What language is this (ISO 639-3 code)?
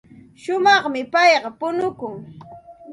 qxt